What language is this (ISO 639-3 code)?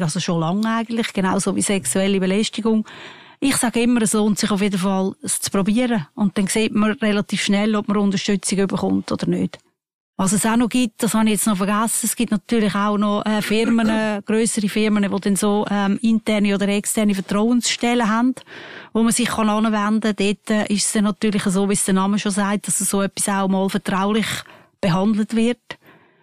deu